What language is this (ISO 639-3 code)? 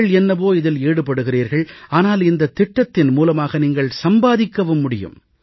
tam